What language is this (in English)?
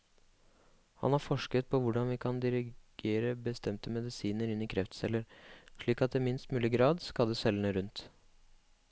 Norwegian